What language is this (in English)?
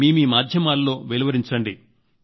Telugu